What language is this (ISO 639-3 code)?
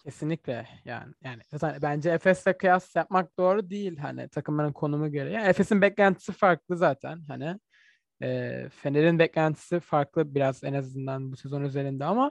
tur